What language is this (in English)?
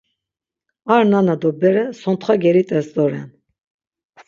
Laz